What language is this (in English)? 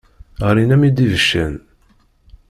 Kabyle